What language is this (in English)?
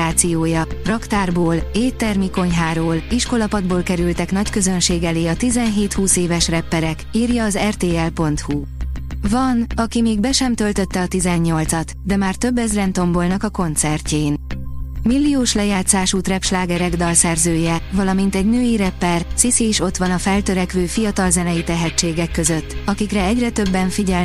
Hungarian